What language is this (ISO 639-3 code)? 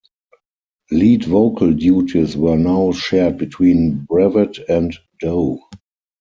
eng